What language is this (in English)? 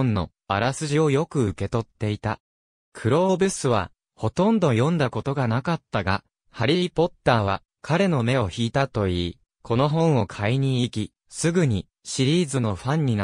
Japanese